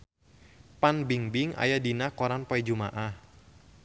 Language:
Sundanese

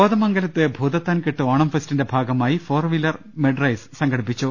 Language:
Malayalam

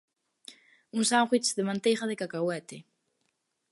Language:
Galician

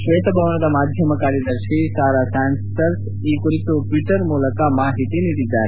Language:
Kannada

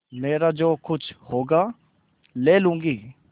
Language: Hindi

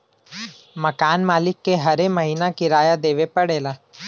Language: Bhojpuri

